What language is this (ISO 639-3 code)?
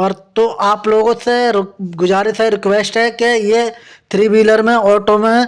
hin